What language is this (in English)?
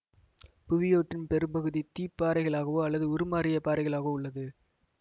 Tamil